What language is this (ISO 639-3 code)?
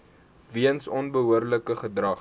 afr